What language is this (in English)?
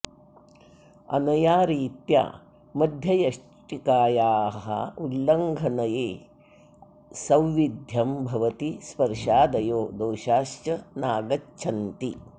Sanskrit